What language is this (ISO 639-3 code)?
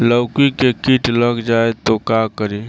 bho